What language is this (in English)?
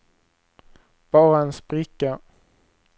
Swedish